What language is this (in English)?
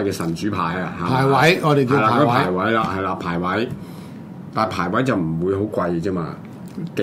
Chinese